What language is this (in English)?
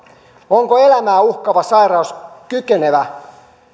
Finnish